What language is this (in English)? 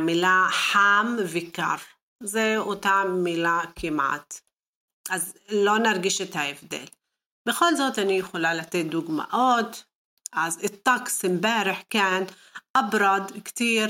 Hebrew